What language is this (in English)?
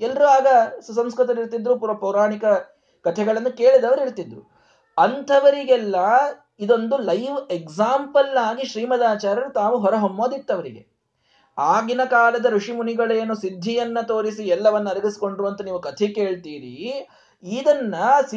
Kannada